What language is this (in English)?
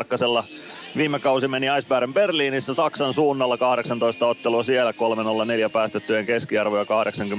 Finnish